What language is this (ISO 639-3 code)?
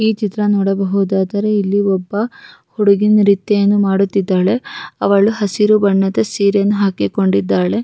kan